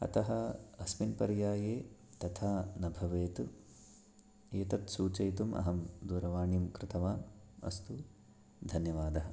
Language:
Sanskrit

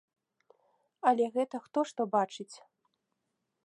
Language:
Belarusian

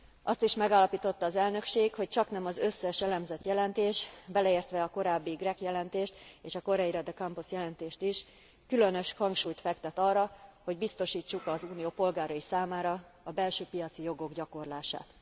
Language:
Hungarian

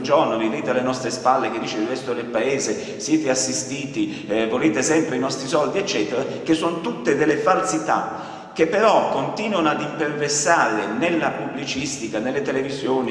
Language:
Italian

